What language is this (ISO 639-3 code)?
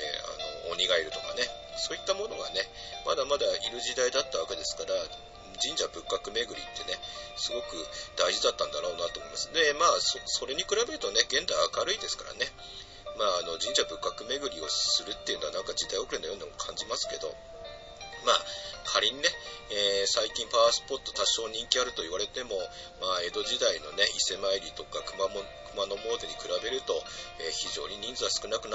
jpn